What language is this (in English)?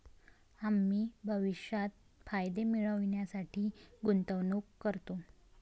Marathi